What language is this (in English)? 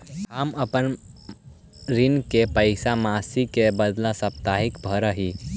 Magahi